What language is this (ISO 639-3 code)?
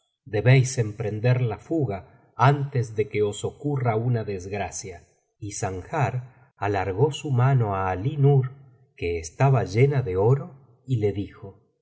spa